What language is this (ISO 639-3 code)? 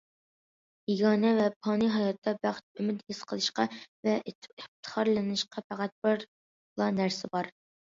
uig